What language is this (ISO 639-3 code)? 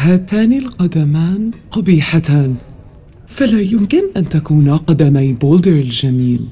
ara